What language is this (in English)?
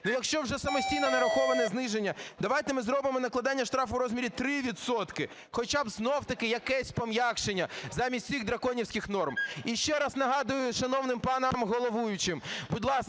Ukrainian